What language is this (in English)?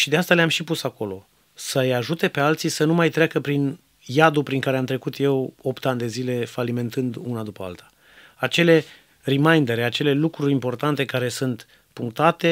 Romanian